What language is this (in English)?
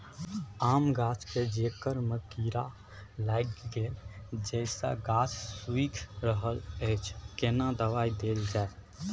Maithili